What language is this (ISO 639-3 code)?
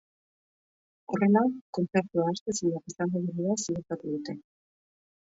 eus